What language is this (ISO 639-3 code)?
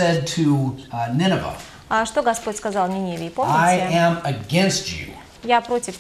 rus